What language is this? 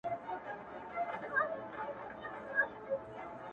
Pashto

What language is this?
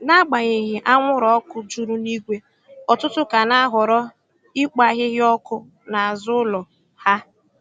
Igbo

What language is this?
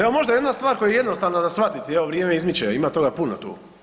Croatian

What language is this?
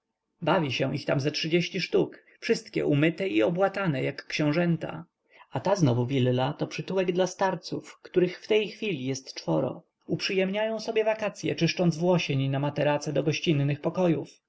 Polish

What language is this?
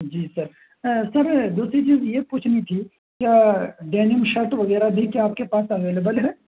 Urdu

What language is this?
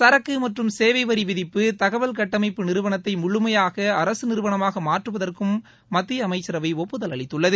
Tamil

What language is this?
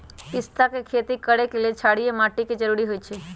Magahi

